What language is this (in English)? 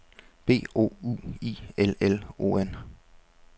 Danish